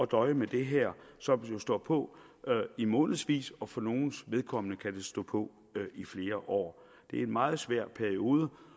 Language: Danish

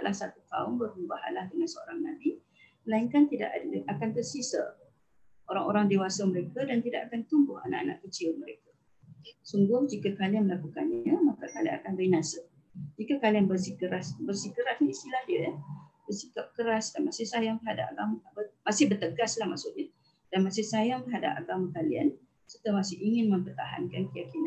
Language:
Malay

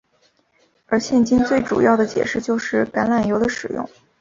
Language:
Chinese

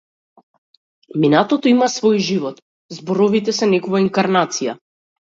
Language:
Macedonian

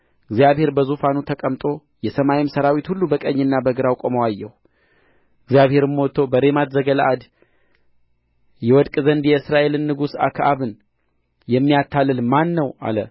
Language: Amharic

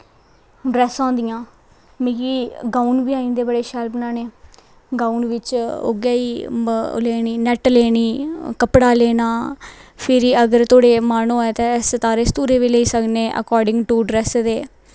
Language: Dogri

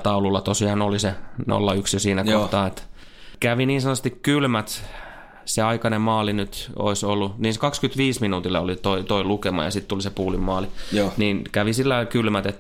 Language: Finnish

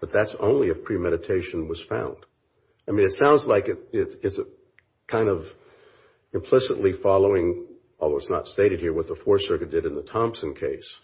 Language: English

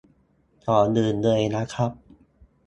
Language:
Thai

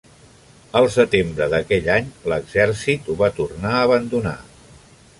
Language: Catalan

